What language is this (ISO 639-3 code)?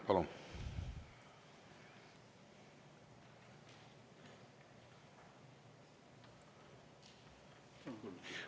est